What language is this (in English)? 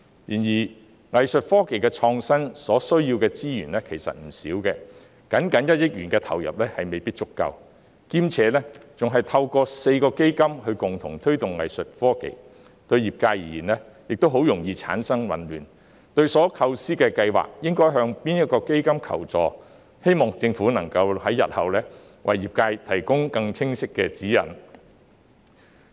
Cantonese